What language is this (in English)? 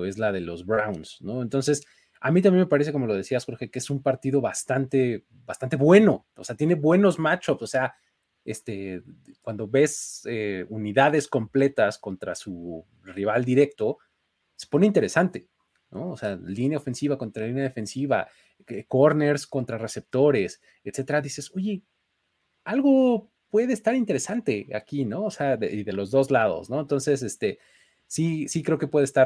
Spanish